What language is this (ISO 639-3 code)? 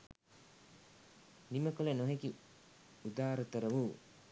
sin